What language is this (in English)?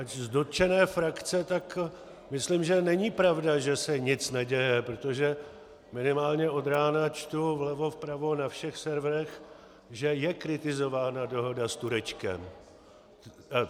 Czech